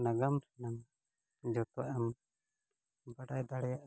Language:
Santali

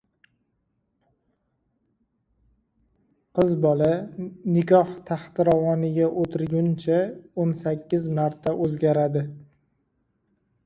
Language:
Uzbek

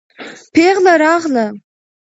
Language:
Pashto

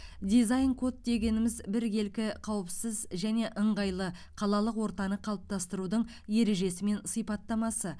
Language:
Kazakh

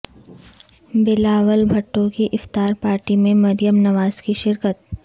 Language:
Urdu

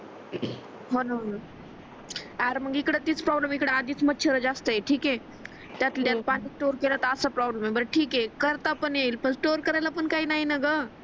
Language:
Marathi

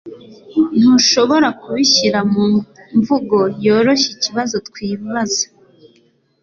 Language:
Kinyarwanda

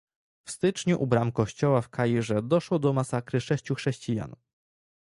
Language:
Polish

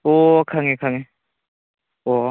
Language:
Manipuri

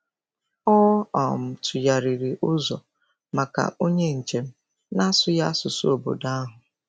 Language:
Igbo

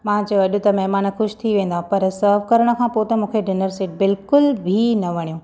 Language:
Sindhi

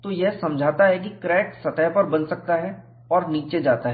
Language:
Hindi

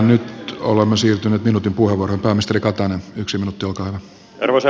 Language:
Finnish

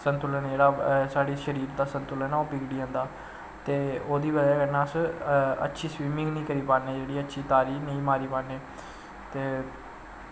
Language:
Dogri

